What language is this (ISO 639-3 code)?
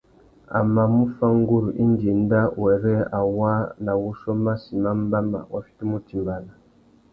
bag